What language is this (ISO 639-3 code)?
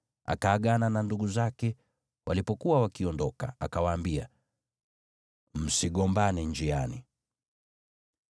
swa